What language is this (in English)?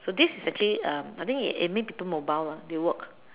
English